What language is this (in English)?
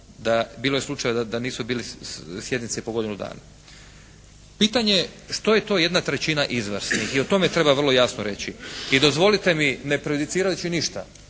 Croatian